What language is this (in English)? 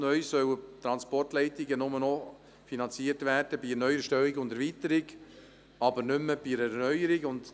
Swiss German